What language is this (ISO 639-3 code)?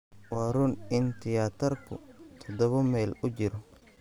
som